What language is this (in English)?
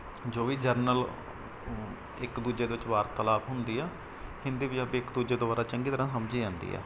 Punjabi